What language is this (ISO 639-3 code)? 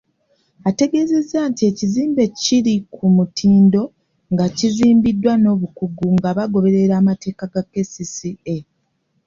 lug